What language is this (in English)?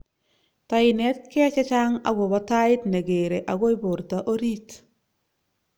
Kalenjin